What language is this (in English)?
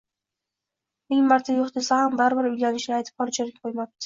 Uzbek